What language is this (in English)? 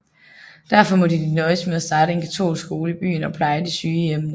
Danish